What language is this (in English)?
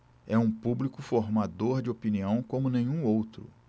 Portuguese